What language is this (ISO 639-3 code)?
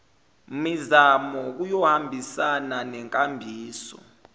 zul